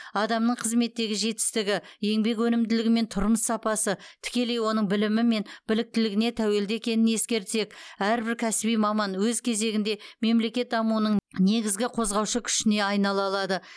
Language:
Kazakh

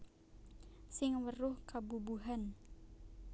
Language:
Javanese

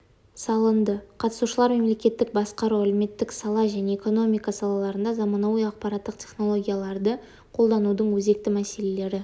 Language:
Kazakh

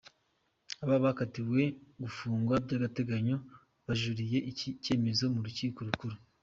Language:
Kinyarwanda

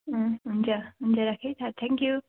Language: Nepali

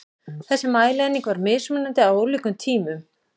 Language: Icelandic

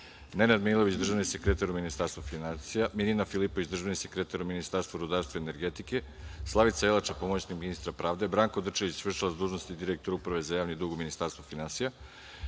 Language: Serbian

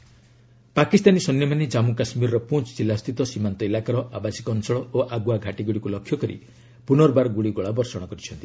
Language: Odia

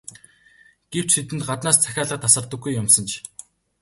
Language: Mongolian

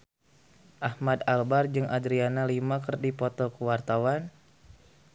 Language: Sundanese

